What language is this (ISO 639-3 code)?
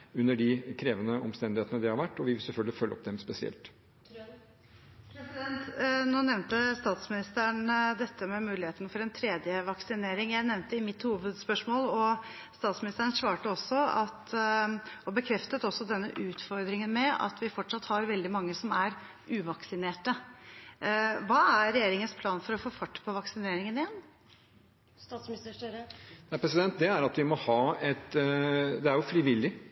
nob